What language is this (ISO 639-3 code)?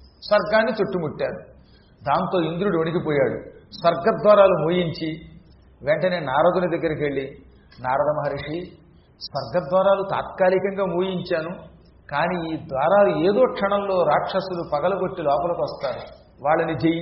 tel